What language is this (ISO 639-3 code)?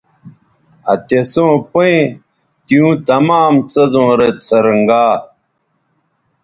btv